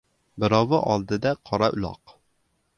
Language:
Uzbek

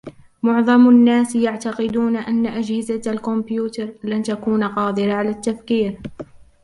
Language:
Arabic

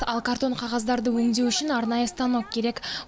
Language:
Kazakh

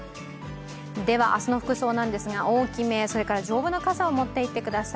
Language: Japanese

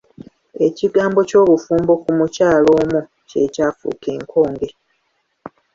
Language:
Ganda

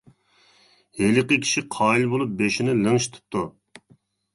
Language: Uyghur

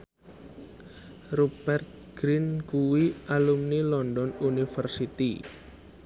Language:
Javanese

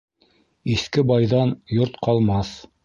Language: Bashkir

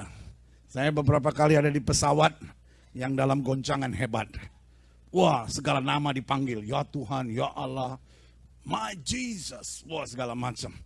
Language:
Indonesian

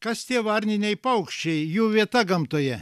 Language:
Lithuanian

